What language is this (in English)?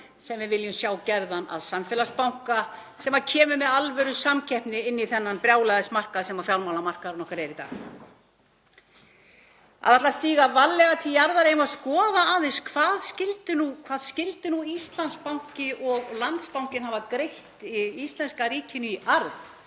Icelandic